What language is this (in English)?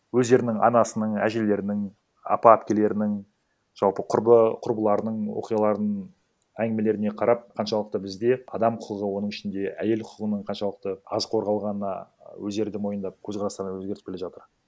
Kazakh